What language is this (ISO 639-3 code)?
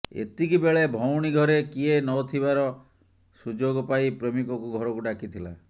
ori